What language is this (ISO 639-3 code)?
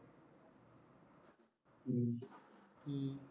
pan